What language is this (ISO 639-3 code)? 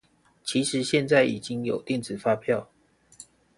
zho